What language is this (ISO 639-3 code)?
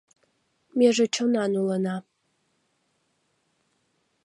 chm